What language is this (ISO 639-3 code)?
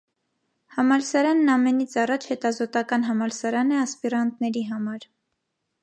hye